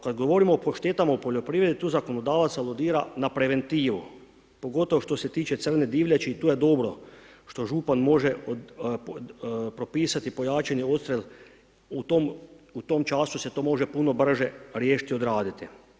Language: Croatian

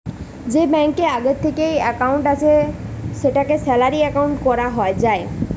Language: Bangla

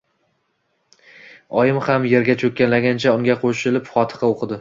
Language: Uzbek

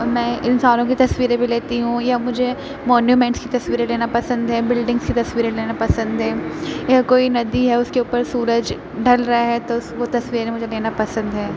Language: Urdu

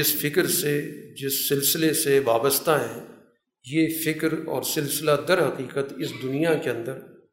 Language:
Urdu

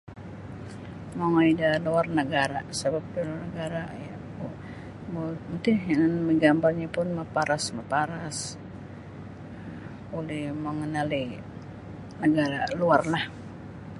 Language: Sabah Bisaya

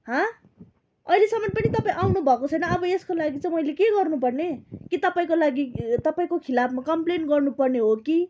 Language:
Nepali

